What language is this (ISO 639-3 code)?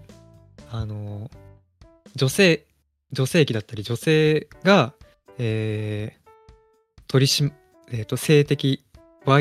jpn